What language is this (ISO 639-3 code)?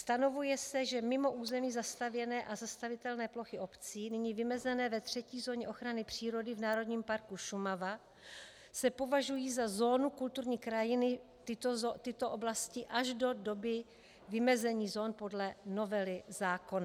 ces